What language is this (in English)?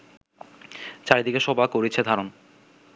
Bangla